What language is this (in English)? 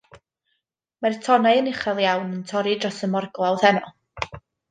Welsh